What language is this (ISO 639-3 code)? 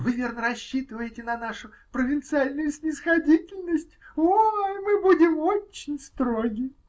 rus